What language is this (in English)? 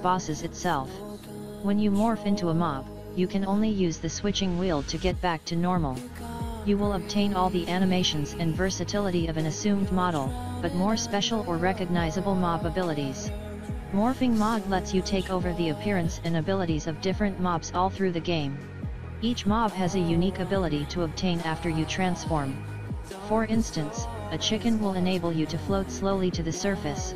English